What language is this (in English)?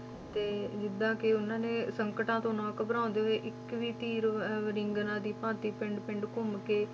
Punjabi